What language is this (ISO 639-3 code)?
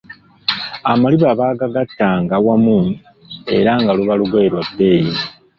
lug